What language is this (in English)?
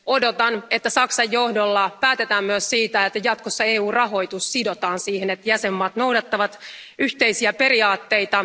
Finnish